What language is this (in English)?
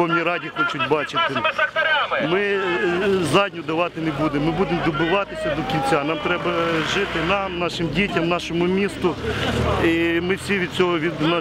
Ukrainian